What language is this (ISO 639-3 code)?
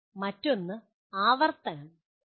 mal